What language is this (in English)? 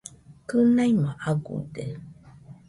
Nüpode Huitoto